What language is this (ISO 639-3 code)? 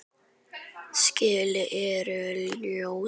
isl